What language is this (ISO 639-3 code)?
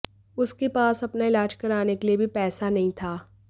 hin